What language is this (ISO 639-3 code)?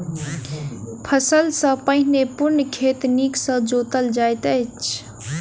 mai